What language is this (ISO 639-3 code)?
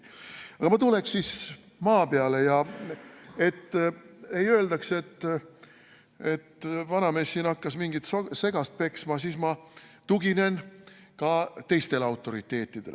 est